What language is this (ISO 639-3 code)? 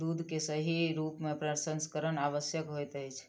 mai